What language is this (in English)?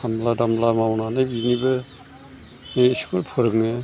Bodo